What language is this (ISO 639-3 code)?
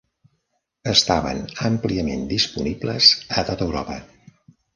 cat